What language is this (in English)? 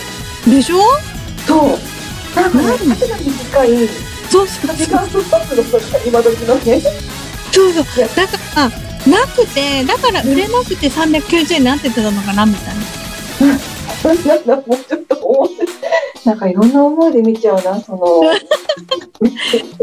Japanese